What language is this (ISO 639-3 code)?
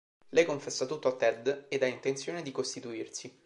ita